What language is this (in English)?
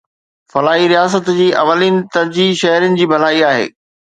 Sindhi